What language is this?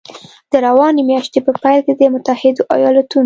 Pashto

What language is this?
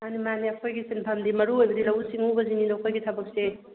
Manipuri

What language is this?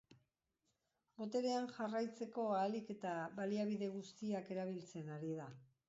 Basque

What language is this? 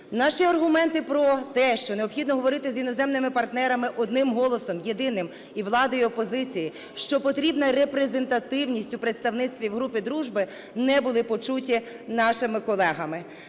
Ukrainian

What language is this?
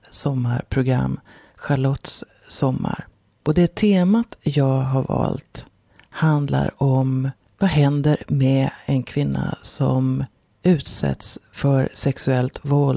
Swedish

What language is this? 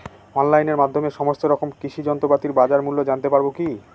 Bangla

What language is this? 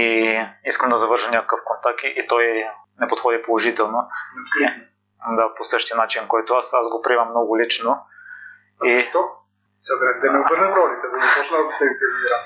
Bulgarian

